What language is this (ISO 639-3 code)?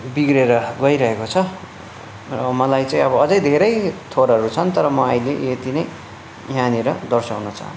nep